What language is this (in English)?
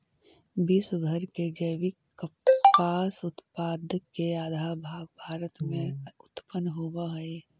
Magahi